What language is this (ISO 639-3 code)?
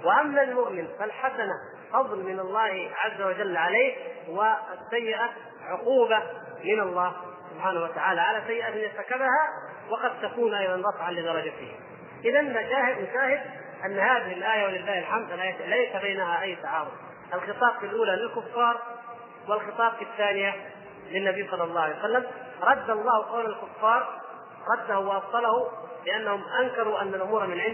ara